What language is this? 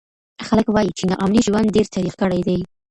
Pashto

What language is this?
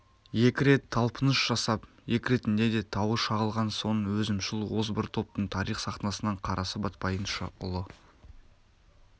Kazakh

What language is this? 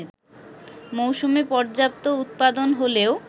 Bangla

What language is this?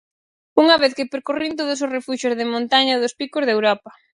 Galician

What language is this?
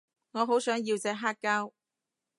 Cantonese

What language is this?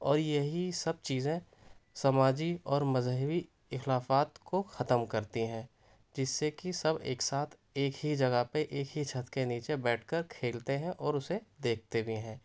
Urdu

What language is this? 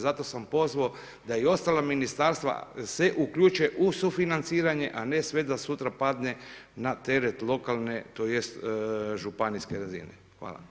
Croatian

